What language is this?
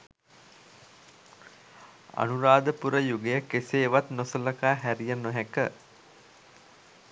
Sinhala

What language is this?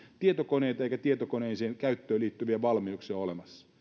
Finnish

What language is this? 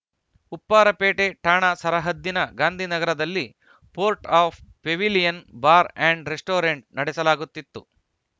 Kannada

